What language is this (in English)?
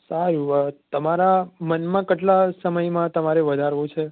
Gujarati